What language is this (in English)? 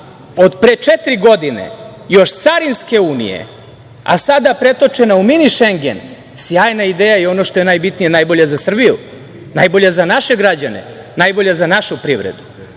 Serbian